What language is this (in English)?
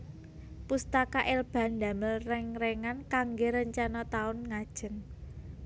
Javanese